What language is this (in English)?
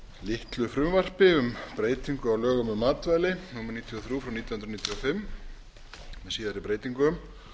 Icelandic